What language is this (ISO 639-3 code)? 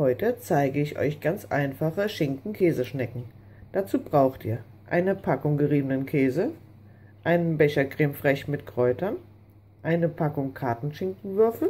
deu